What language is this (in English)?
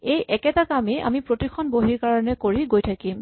Assamese